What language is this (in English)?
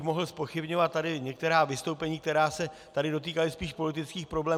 Czech